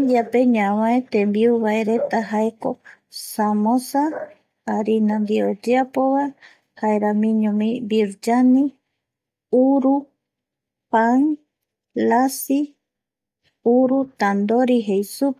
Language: Eastern Bolivian Guaraní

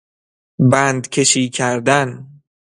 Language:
Persian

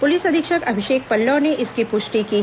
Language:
Hindi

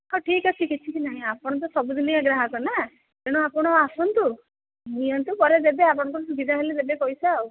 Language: Odia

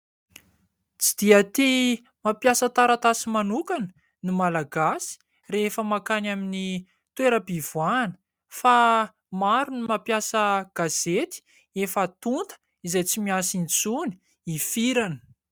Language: Malagasy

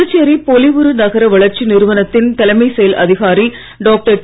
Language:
Tamil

